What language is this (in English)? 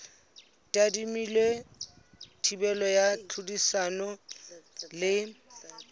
Southern Sotho